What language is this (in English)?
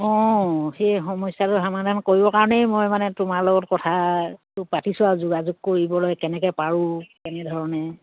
Assamese